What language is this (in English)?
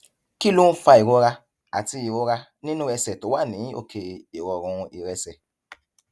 Yoruba